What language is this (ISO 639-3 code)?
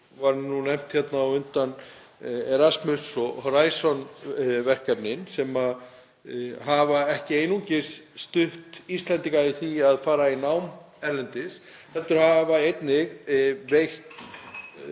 isl